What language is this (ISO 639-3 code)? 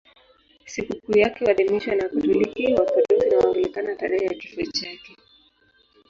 swa